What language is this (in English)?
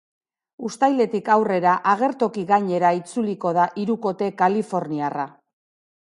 Basque